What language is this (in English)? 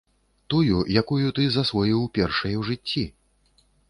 Belarusian